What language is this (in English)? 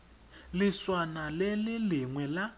Tswana